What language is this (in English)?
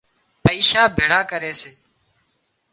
Wadiyara Koli